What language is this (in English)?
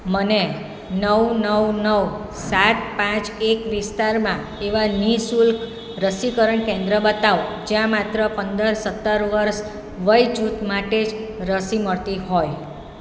Gujarati